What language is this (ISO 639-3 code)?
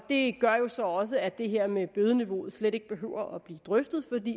dan